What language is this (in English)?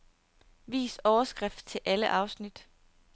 Danish